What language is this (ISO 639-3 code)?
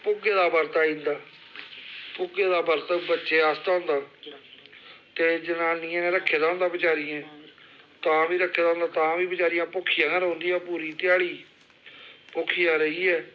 doi